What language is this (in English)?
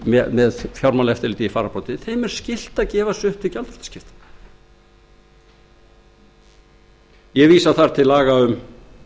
Icelandic